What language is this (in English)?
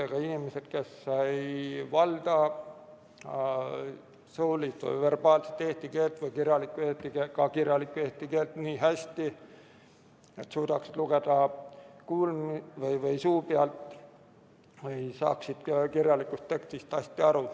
Estonian